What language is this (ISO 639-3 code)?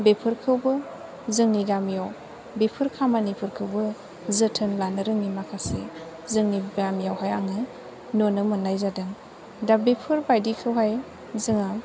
brx